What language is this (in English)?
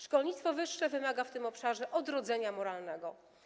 Polish